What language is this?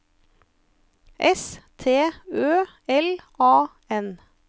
Norwegian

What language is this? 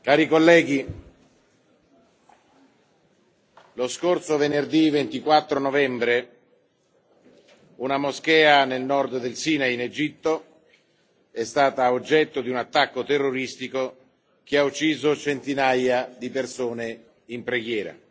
Italian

